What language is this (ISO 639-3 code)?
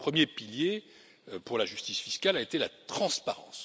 fra